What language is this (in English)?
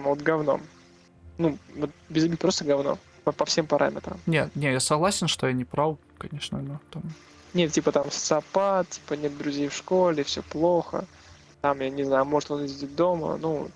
Russian